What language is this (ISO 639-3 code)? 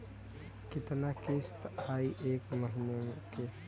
bho